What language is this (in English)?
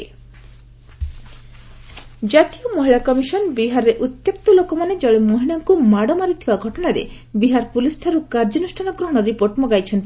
Odia